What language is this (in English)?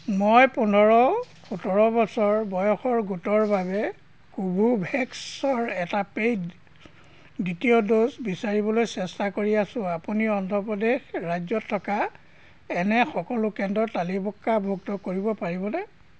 Assamese